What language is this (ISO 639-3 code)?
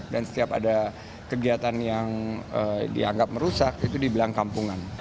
ind